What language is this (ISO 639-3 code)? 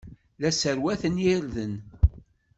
kab